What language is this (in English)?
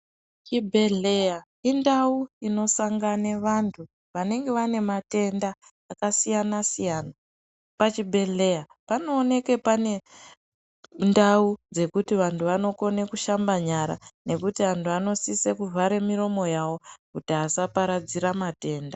Ndau